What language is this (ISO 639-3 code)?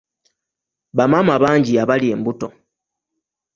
lug